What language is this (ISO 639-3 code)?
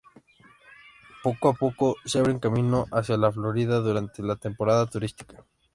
spa